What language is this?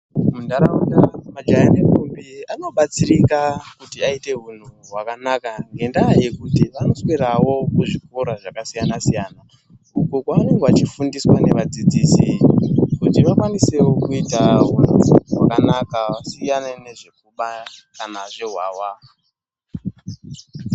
Ndau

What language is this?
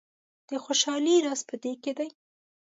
Pashto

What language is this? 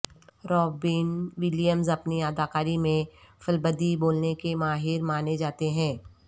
Urdu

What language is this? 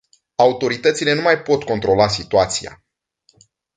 Romanian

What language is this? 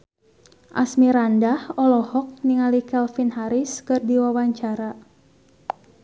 Sundanese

